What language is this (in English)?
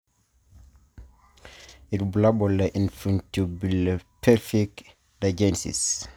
Masai